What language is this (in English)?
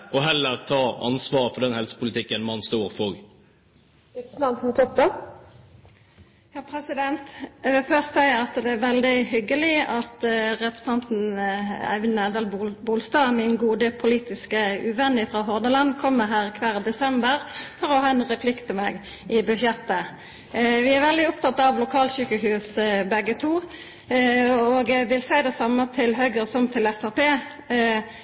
Norwegian